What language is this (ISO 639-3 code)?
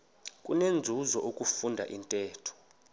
xho